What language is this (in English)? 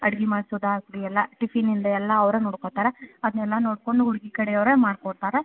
Kannada